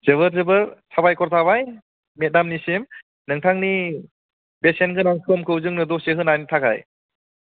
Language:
Bodo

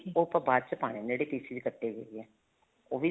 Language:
Punjabi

